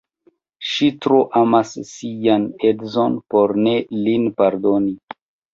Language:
Esperanto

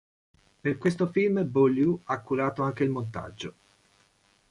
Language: Italian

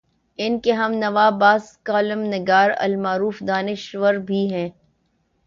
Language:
Urdu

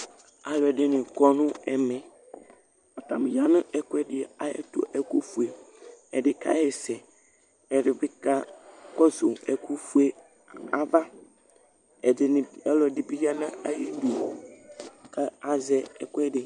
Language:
Ikposo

